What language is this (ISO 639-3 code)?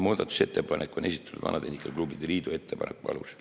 est